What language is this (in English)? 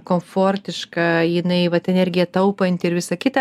Lithuanian